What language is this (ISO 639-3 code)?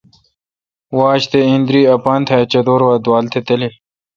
xka